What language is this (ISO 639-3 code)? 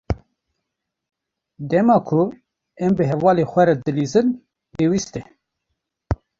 kur